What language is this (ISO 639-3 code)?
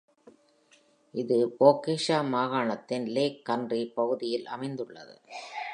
tam